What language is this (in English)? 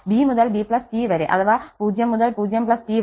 Malayalam